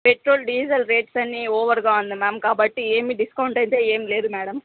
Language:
Telugu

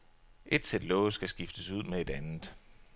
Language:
Danish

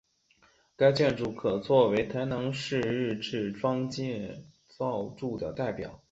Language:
Chinese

